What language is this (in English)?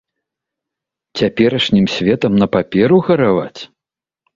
Belarusian